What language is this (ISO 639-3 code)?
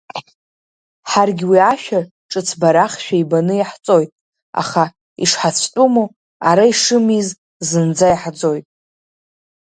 abk